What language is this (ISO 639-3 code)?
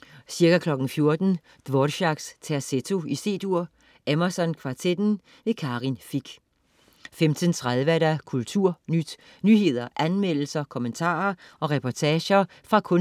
dan